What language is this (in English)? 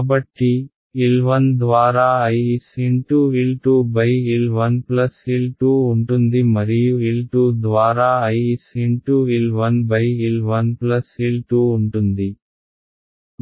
Telugu